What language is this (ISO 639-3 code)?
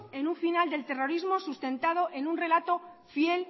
spa